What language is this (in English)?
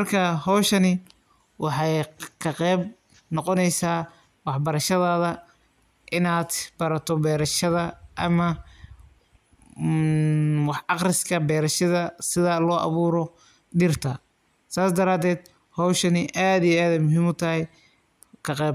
Somali